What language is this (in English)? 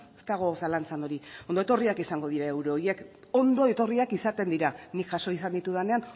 Basque